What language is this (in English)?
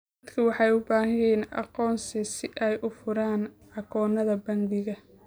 Somali